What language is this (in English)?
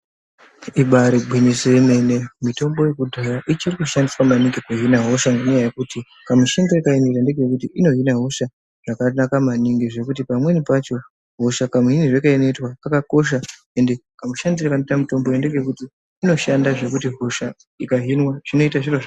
Ndau